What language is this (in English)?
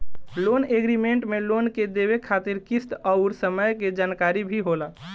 Bhojpuri